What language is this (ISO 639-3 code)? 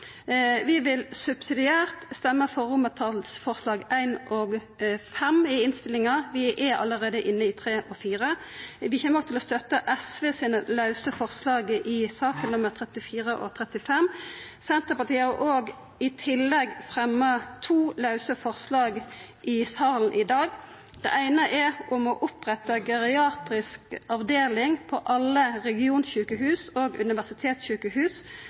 nno